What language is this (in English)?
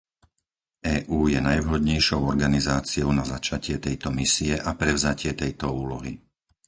Slovak